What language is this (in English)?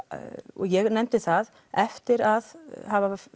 Icelandic